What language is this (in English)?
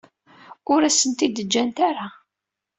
Kabyle